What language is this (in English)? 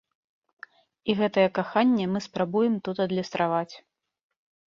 Belarusian